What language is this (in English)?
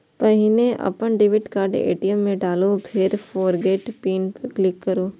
Maithili